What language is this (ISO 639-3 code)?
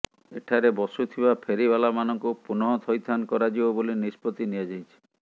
ori